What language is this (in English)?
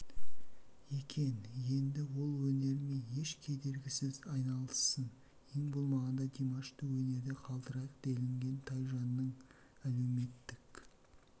Kazakh